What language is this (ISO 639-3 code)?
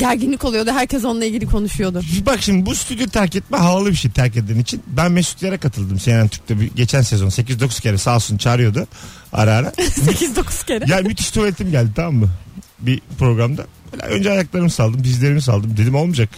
tur